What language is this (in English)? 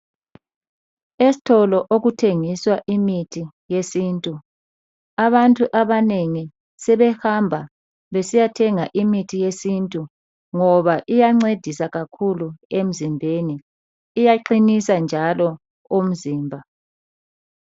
North Ndebele